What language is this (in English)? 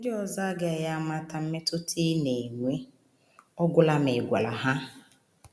Igbo